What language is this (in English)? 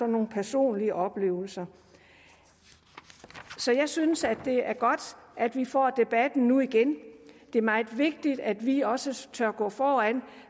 Danish